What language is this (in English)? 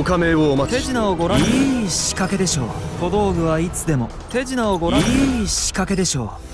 Japanese